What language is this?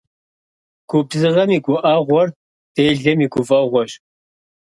Kabardian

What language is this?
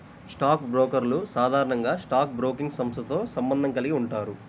Telugu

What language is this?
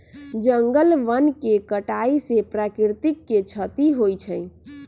Magahi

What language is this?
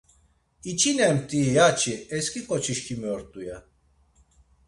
Laz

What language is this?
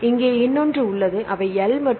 Tamil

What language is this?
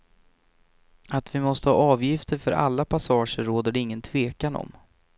Swedish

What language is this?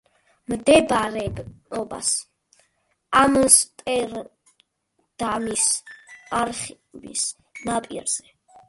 Georgian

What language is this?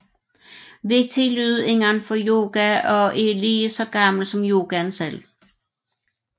Danish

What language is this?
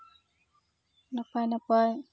Santali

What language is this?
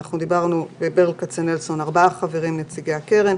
Hebrew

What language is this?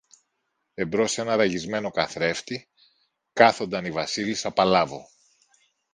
Greek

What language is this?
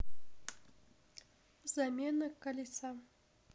Russian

